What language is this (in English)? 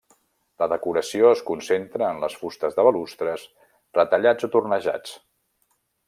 Catalan